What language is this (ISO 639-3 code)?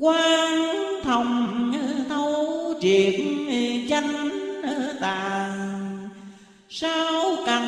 vie